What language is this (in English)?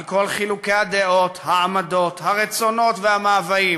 Hebrew